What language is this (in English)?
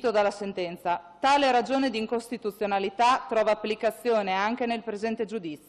Italian